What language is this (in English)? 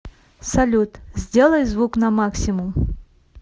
Russian